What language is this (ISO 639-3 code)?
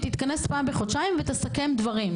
heb